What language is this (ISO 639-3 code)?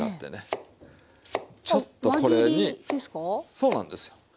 jpn